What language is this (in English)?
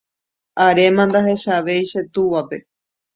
Guarani